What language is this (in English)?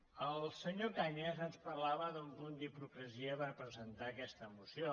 Catalan